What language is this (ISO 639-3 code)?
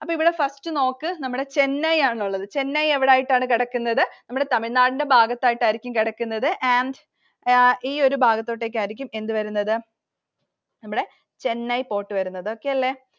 mal